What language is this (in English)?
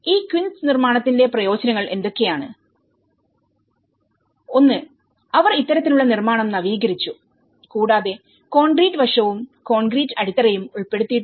Malayalam